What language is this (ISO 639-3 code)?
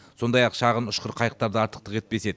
kaz